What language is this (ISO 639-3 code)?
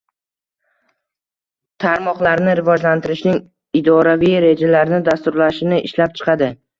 uzb